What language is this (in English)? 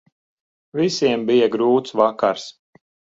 Latvian